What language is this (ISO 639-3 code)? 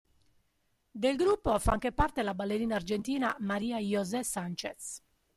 ita